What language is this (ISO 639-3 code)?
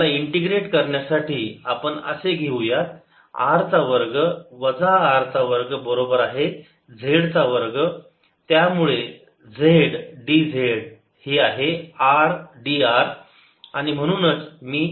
mar